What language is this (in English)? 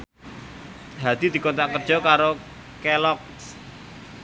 Javanese